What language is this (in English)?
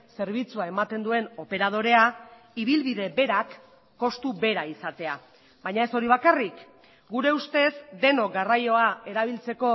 Basque